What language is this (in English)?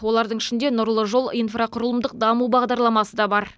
Kazakh